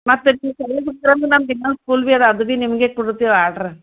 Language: Kannada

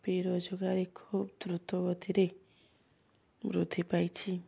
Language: Odia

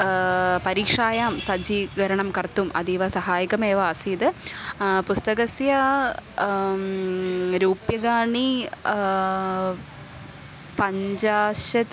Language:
Sanskrit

